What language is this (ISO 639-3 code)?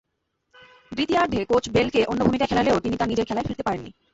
ben